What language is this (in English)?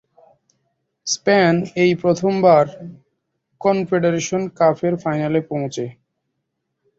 Bangla